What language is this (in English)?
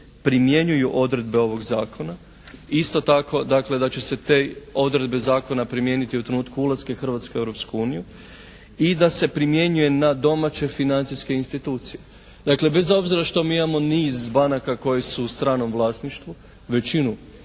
Croatian